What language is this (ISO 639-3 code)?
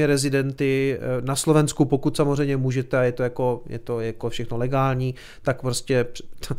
ces